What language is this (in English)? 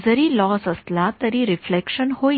Marathi